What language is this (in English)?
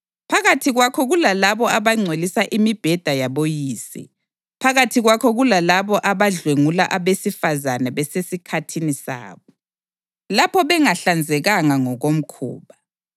North Ndebele